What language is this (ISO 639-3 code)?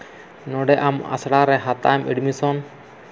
sat